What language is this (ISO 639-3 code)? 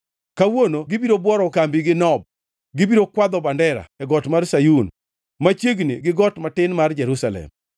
luo